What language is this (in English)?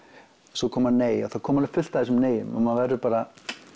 Icelandic